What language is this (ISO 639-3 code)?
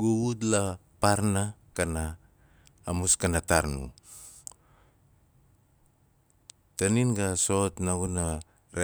nal